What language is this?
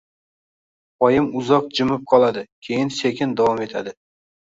Uzbek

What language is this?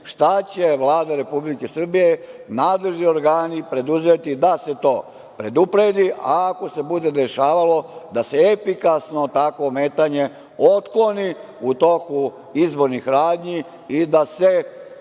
Serbian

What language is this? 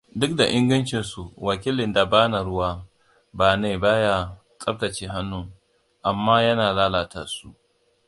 Hausa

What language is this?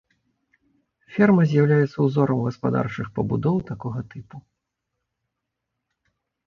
Belarusian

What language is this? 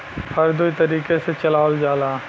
Bhojpuri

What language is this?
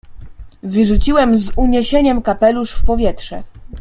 Polish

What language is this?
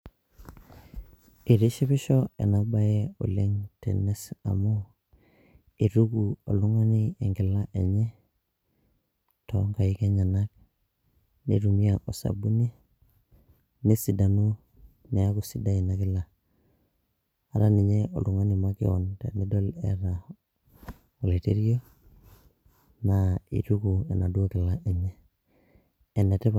Masai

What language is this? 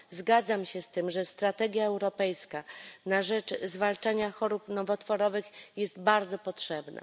Polish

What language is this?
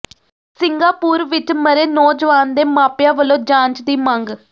Punjabi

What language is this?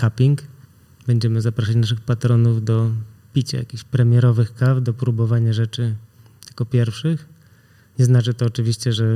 Polish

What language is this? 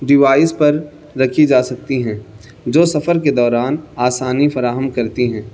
Urdu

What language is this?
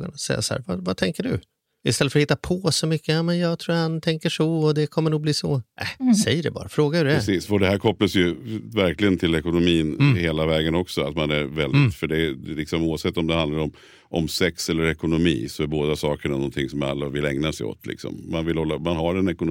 Swedish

